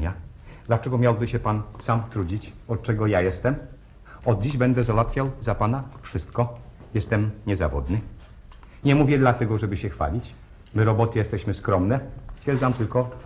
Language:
Polish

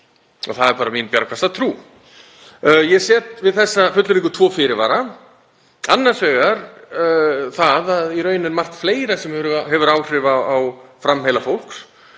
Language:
Icelandic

